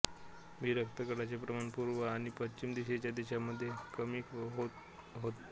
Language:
Marathi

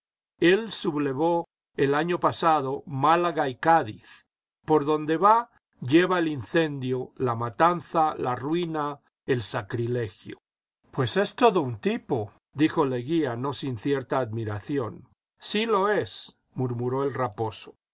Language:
Spanish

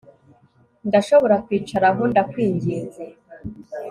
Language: Kinyarwanda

